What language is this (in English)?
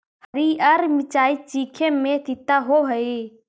Magahi